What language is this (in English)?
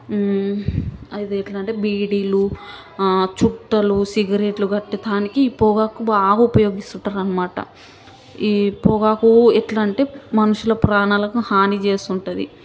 Telugu